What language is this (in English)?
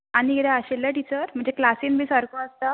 Konkani